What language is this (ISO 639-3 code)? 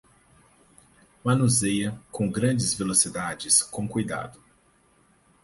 por